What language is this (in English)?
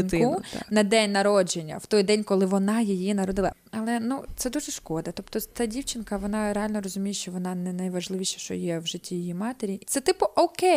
Ukrainian